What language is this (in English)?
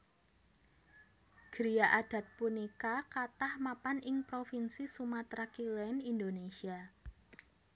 Javanese